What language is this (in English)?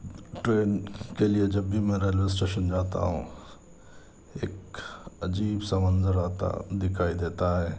Urdu